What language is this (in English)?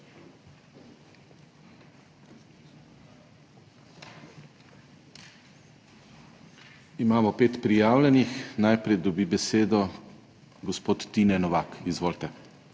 Slovenian